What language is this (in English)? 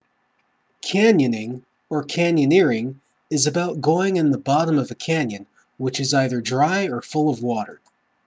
English